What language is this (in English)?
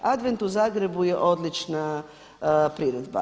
Croatian